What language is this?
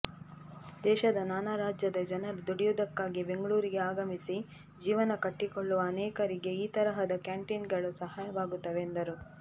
Kannada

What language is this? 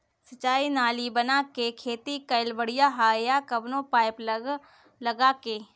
Bhojpuri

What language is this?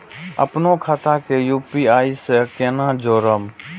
Maithili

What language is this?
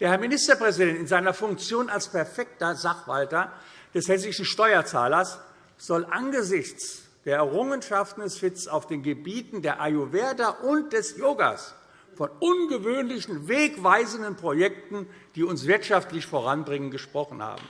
German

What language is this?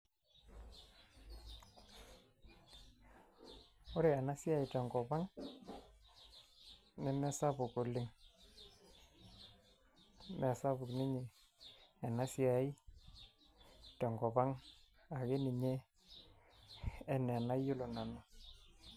Masai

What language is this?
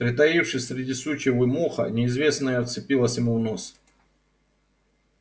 Russian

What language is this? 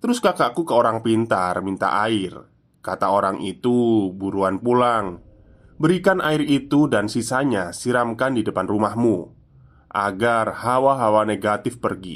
Indonesian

